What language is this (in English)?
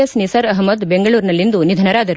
Kannada